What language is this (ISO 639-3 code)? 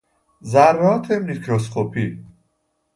fas